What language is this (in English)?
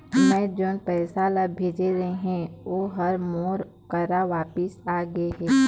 Chhattisgarhi